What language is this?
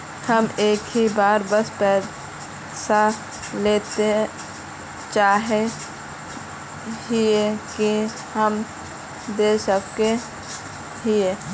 Magahi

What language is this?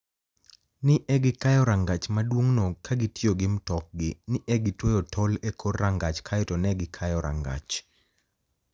Luo (Kenya and Tanzania)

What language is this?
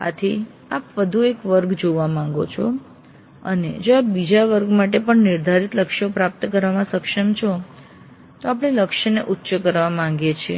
Gujarati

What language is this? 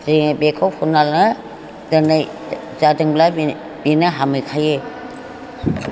Bodo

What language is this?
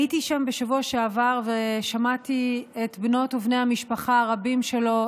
Hebrew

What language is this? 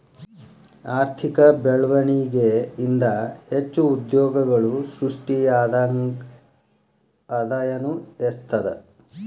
Kannada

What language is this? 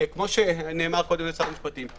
Hebrew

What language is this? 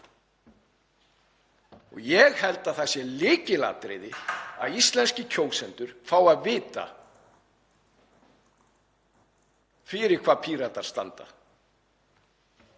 Icelandic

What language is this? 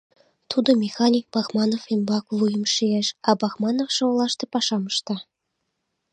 Mari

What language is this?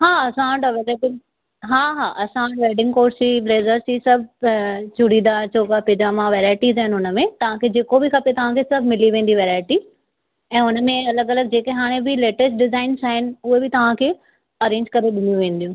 Sindhi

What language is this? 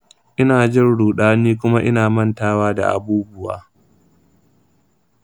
Hausa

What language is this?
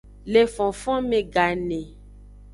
Aja (Benin)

